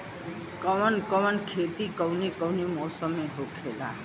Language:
Bhojpuri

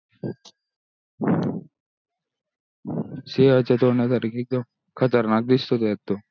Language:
Marathi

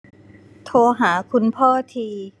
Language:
Thai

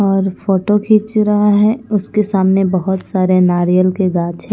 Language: Hindi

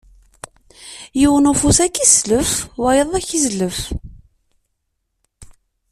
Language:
Kabyle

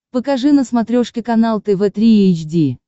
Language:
Russian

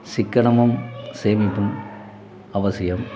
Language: Tamil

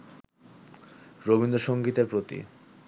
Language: Bangla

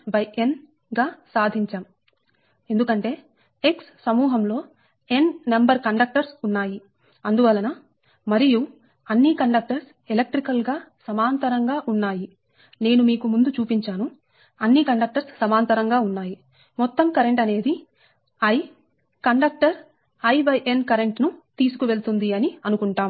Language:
Telugu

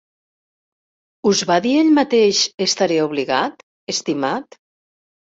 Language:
Catalan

